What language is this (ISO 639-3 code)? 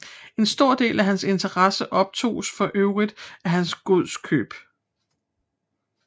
dan